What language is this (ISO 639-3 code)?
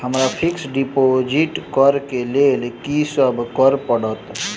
mai